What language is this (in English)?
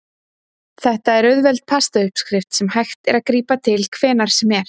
Icelandic